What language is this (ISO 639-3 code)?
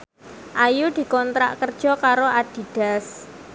jav